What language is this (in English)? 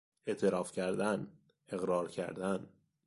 Persian